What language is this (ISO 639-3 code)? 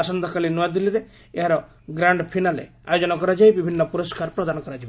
ori